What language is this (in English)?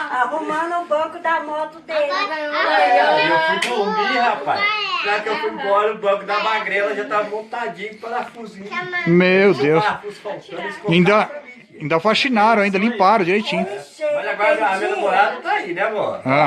Portuguese